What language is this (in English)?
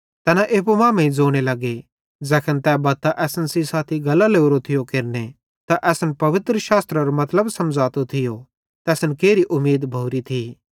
Bhadrawahi